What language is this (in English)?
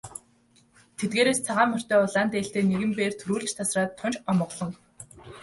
Mongolian